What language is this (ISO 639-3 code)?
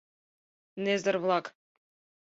chm